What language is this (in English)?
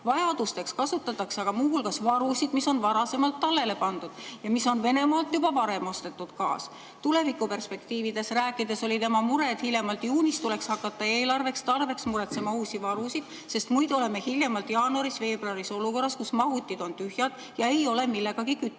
Estonian